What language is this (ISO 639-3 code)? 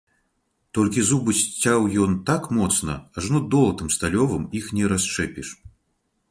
bel